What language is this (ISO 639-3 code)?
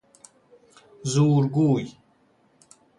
fas